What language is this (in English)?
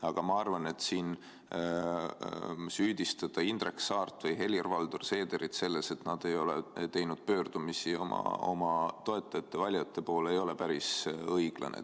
Estonian